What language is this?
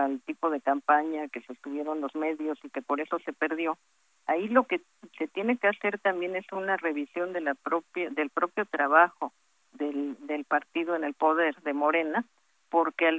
Spanish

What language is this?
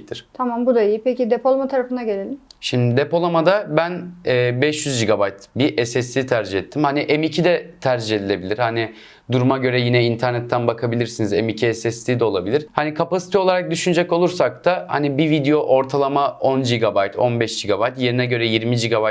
Turkish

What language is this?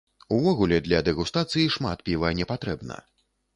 Belarusian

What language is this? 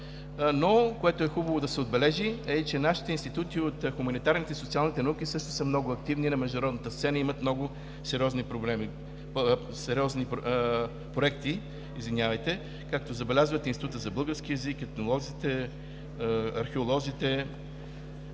Bulgarian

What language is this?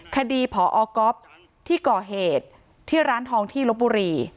Thai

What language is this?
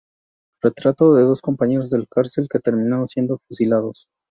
Spanish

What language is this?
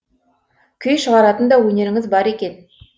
Kazakh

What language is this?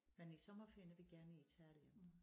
Danish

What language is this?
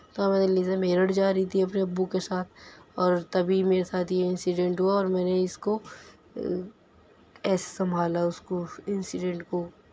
Urdu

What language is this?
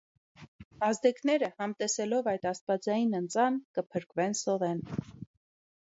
Armenian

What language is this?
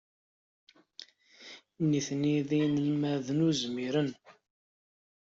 Kabyle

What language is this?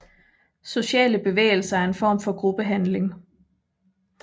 Danish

